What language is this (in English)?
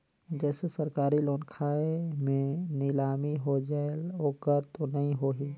Chhattisgarhi